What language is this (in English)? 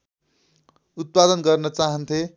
Nepali